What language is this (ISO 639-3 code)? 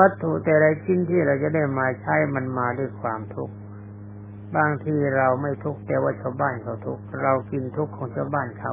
tha